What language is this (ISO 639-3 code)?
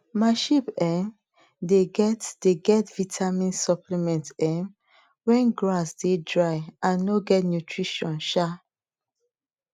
pcm